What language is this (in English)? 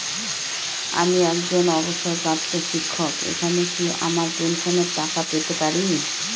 Bangla